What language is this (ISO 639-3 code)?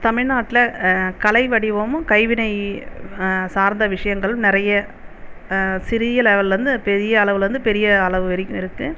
tam